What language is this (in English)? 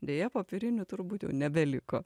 Lithuanian